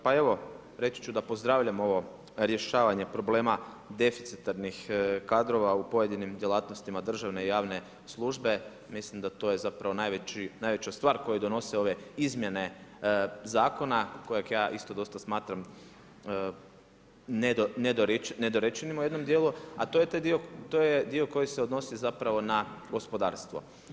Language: Croatian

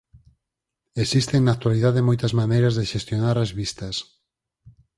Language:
Galician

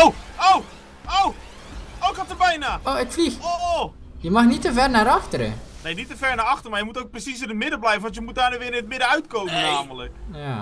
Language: Dutch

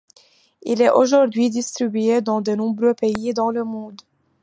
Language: French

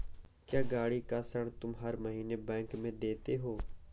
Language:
Hindi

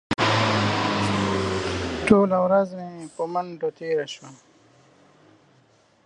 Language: Pashto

